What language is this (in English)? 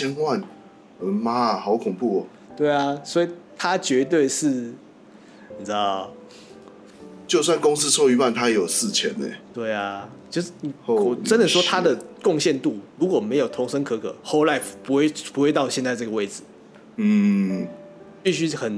Chinese